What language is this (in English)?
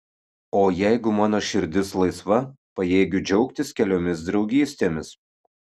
Lithuanian